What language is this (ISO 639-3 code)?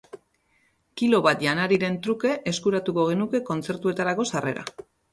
eus